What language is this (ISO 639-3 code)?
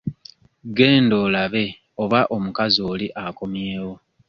lug